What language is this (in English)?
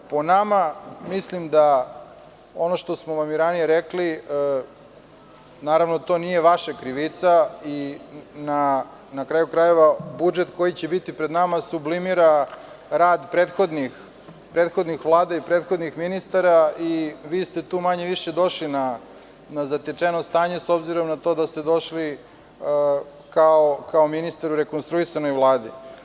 Serbian